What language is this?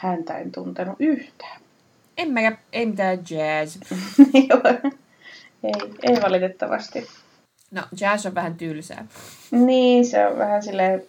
Finnish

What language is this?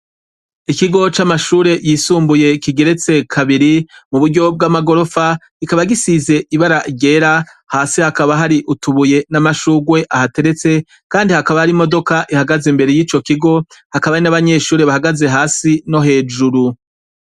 Rundi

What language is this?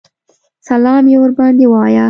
Pashto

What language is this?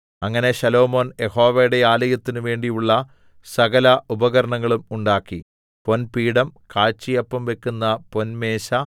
Malayalam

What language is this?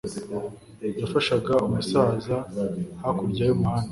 Kinyarwanda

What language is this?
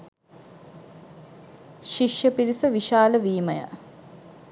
Sinhala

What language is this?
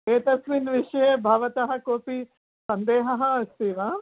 Sanskrit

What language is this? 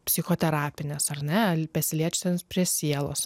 Lithuanian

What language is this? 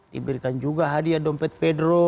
Indonesian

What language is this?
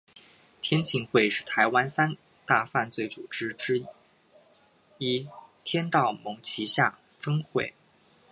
Chinese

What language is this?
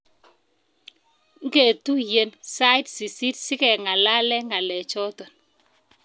Kalenjin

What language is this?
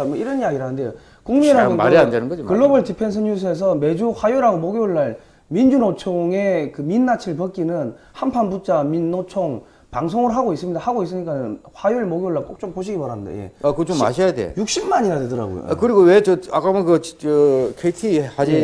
Korean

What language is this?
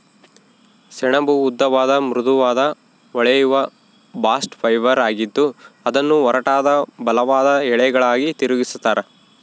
Kannada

